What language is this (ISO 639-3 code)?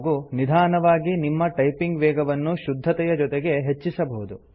kan